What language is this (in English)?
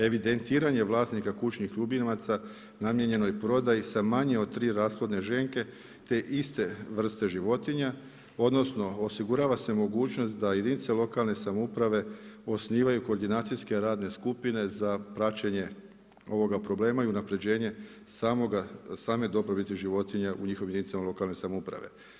Croatian